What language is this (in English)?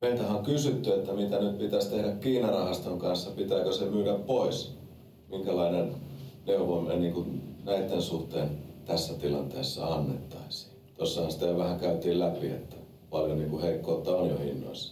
Finnish